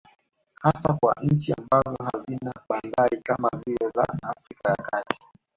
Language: Swahili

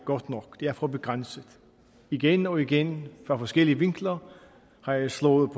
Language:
Danish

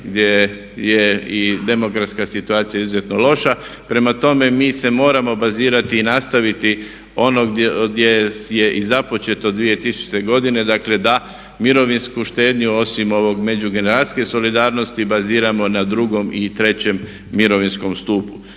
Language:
Croatian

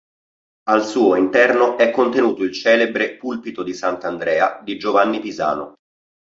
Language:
Italian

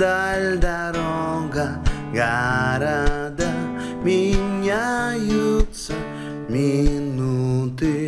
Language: Indonesian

